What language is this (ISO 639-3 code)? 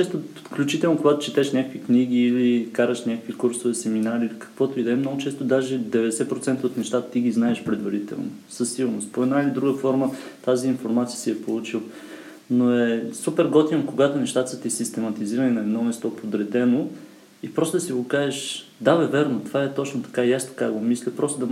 bul